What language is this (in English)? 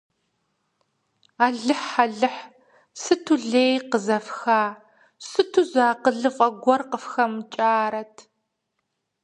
Kabardian